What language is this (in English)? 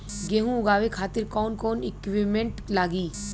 Bhojpuri